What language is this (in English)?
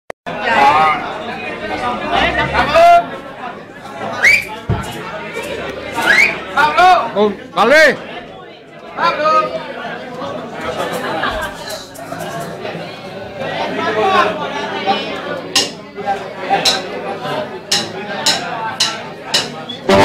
Thai